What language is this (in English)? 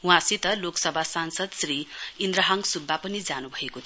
Nepali